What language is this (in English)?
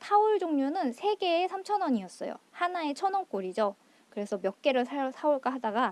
Korean